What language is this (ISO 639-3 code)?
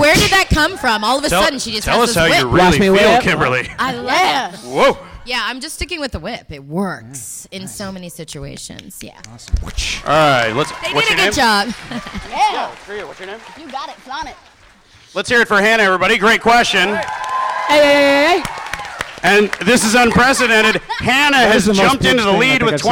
eng